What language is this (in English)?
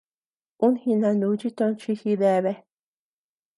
Tepeuxila Cuicatec